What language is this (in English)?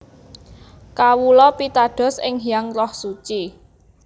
Javanese